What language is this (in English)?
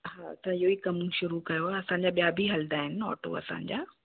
Sindhi